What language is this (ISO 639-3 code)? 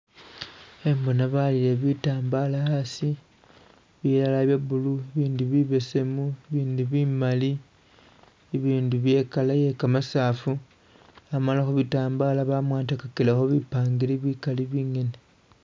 myx